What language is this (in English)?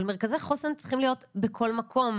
Hebrew